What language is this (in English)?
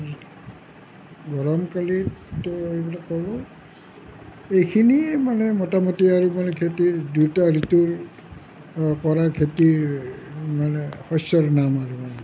Assamese